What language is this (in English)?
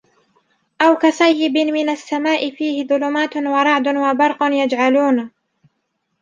Arabic